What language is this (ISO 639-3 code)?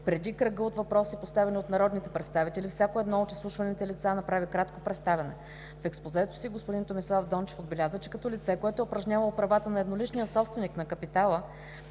bul